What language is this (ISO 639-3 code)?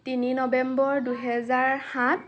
asm